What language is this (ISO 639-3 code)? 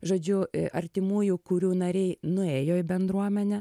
lit